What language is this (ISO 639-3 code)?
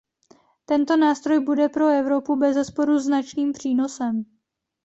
ces